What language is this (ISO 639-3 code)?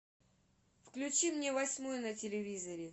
rus